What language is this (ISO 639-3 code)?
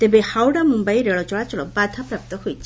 ori